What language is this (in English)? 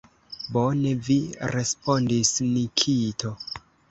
Esperanto